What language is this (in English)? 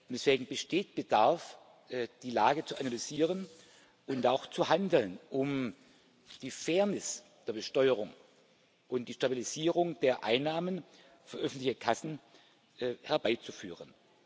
German